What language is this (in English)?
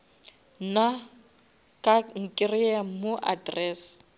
Northern Sotho